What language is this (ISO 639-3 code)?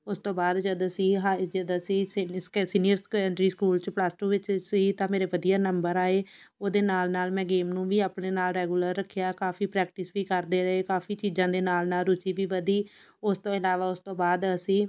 pan